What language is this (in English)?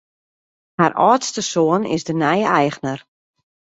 Western Frisian